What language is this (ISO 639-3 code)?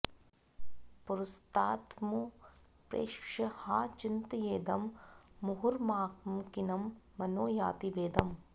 san